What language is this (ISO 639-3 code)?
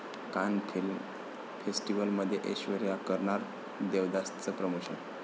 mar